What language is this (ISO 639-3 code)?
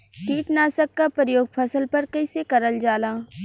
bho